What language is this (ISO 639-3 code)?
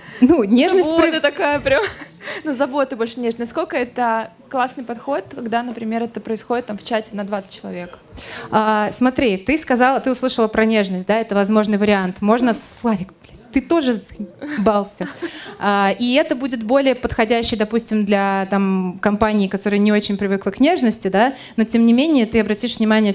rus